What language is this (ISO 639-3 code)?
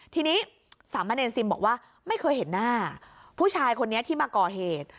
tha